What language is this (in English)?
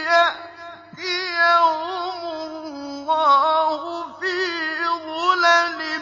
Arabic